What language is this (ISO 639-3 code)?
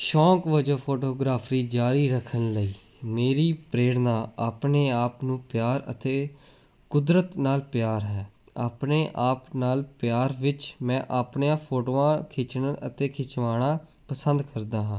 pan